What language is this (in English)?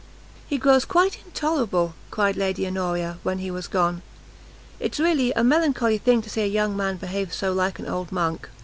English